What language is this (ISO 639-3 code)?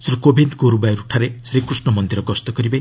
ori